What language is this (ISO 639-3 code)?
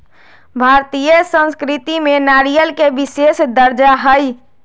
mag